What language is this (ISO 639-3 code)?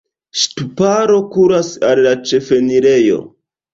epo